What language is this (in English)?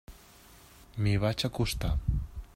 Catalan